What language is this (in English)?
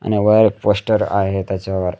Marathi